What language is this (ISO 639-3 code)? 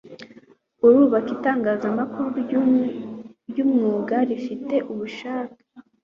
kin